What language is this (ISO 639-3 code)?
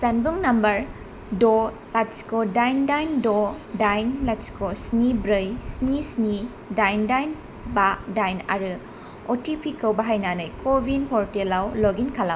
brx